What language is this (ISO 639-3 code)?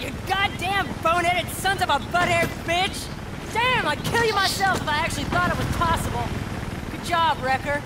hun